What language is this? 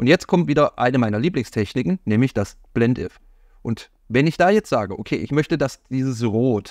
German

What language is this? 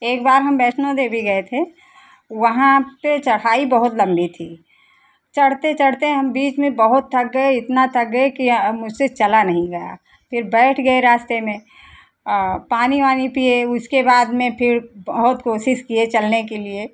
Hindi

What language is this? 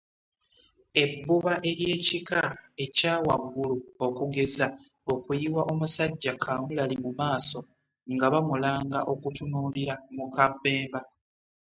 Ganda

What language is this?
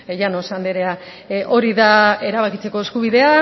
Basque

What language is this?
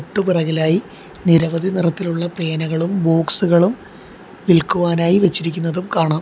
Malayalam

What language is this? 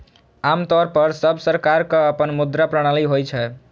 Maithili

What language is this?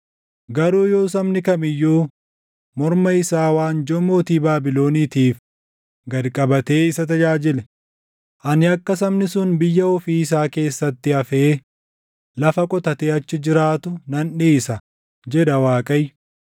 Oromo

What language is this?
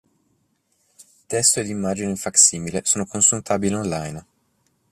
Italian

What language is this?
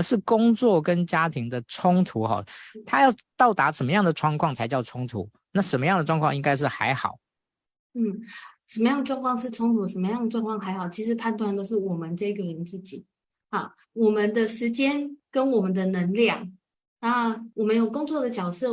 Chinese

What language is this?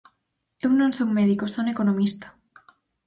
Galician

